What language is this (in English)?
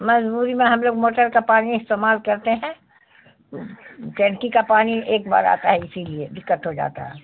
Urdu